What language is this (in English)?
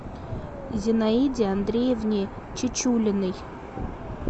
Russian